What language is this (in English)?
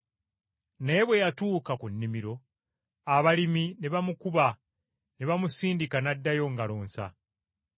Ganda